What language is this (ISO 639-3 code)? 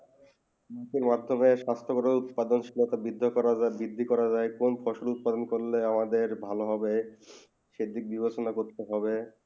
ben